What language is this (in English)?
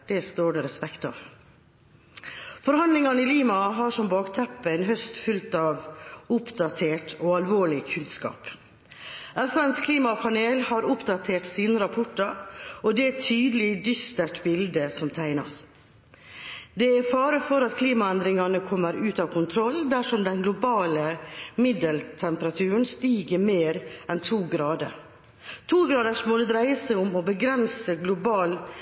Norwegian Bokmål